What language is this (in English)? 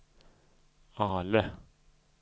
Swedish